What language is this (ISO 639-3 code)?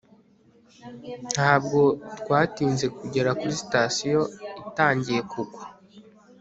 kin